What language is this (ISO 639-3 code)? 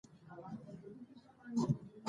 pus